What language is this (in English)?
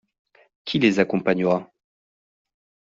French